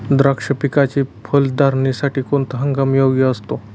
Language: Marathi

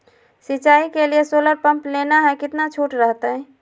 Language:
Magahi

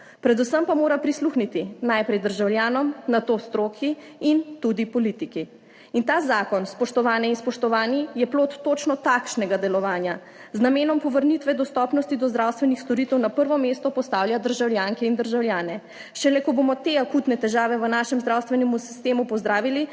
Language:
Slovenian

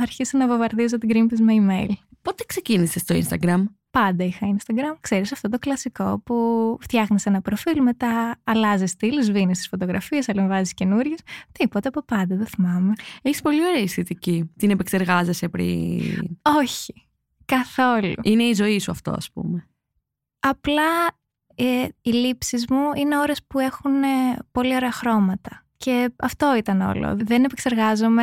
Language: Greek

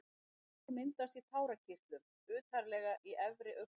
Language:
Icelandic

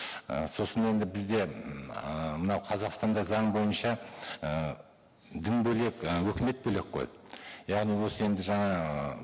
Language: Kazakh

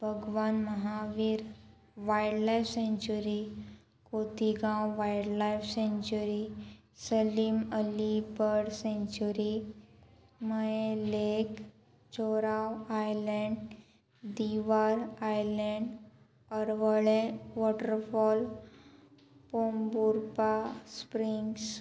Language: Konkani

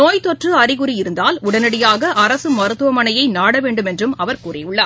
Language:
Tamil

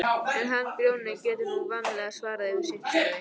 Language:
Icelandic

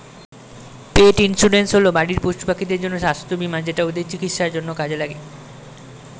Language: Bangla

